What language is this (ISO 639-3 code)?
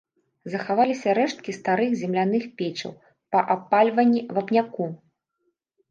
bel